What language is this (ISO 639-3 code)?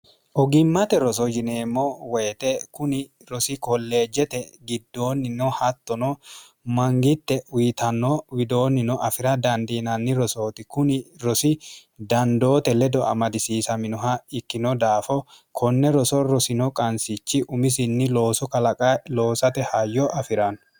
sid